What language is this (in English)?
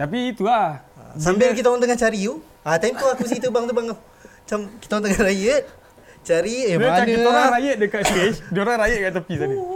Malay